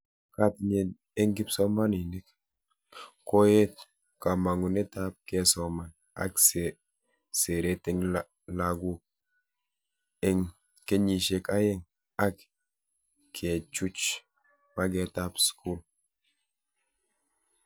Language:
Kalenjin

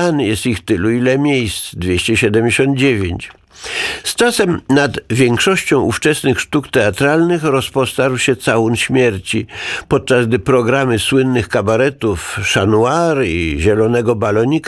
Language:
Polish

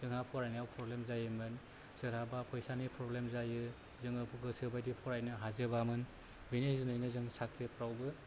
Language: Bodo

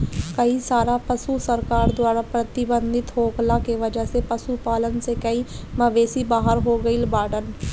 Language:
Bhojpuri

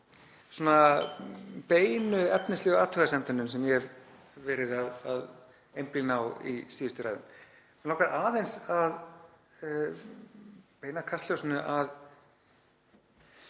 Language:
Icelandic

